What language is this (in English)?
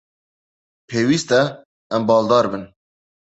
Kurdish